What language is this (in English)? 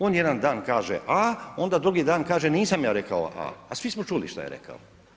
Croatian